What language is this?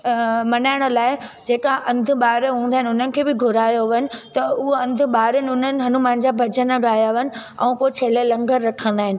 Sindhi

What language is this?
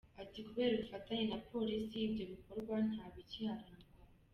Kinyarwanda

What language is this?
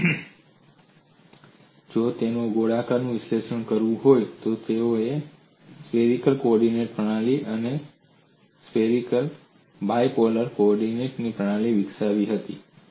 Gujarati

